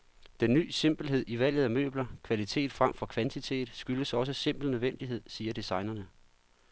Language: Danish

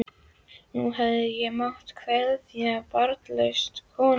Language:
Icelandic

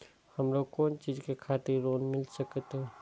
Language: Maithili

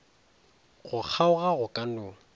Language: Northern Sotho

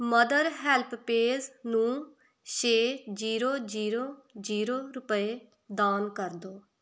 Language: Punjabi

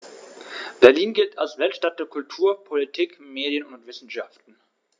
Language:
German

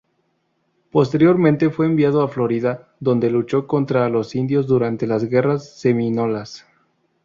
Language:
Spanish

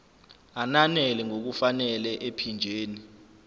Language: Zulu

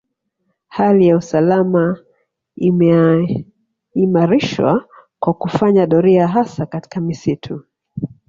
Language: Swahili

